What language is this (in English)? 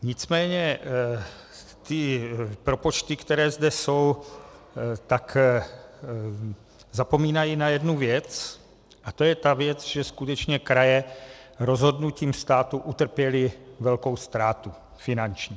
Czech